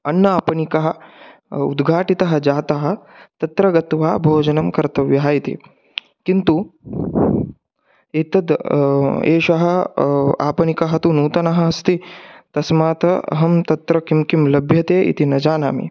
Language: Sanskrit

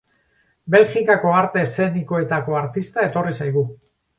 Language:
Basque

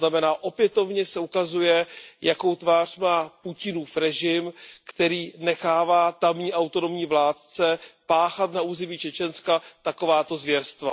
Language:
Czech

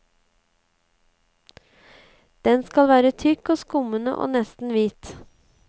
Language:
Norwegian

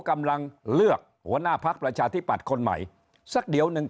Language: Thai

